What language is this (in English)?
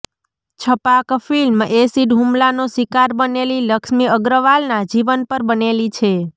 Gujarati